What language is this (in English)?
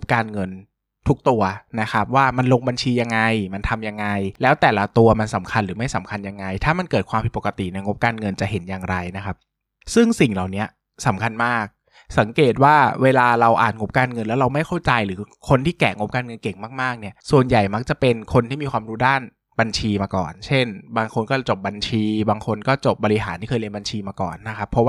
Thai